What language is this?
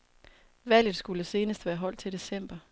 Danish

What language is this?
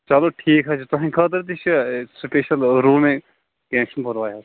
Kashmiri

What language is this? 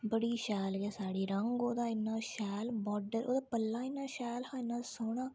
Dogri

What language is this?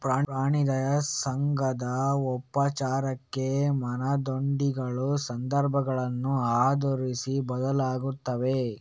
Kannada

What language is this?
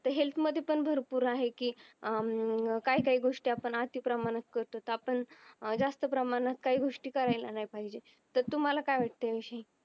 Marathi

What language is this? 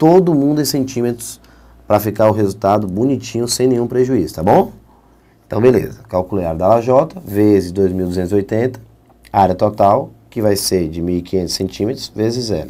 Portuguese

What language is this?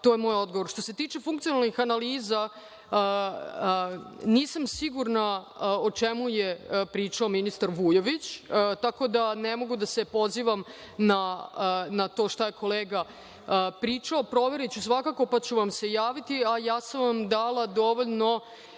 Serbian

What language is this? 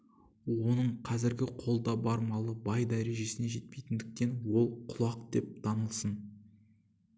Kazakh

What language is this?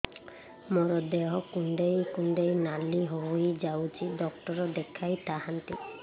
Odia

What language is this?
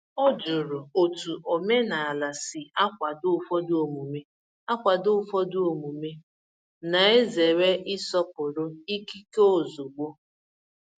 Igbo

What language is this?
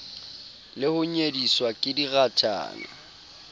Southern Sotho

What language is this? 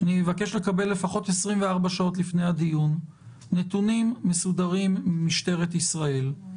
Hebrew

